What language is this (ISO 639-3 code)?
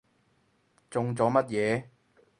yue